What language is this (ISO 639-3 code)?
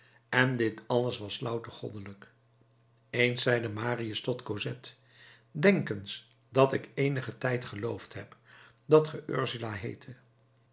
nld